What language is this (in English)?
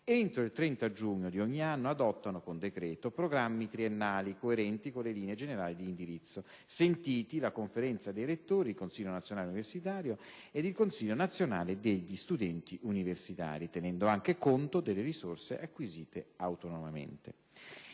Italian